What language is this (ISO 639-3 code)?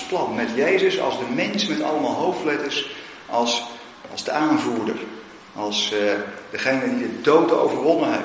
nld